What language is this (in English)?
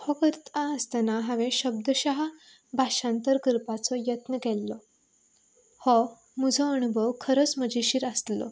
Konkani